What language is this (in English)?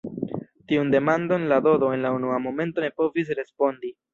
Esperanto